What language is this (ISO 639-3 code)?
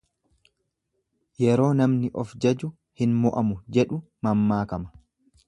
orm